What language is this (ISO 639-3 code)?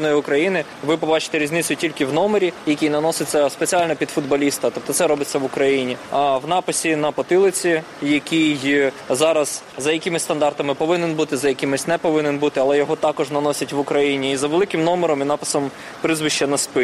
ukr